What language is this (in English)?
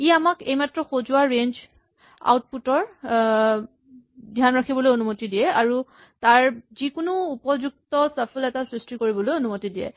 Assamese